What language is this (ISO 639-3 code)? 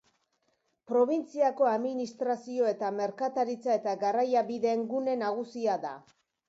eus